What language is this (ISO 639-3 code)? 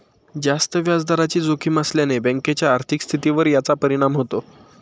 mar